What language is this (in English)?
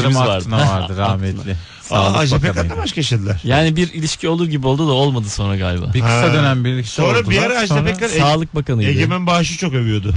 Turkish